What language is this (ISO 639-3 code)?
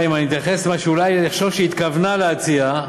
heb